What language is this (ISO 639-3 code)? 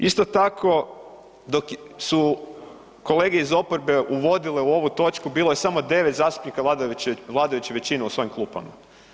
hrv